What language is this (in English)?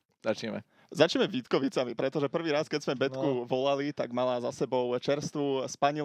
Slovak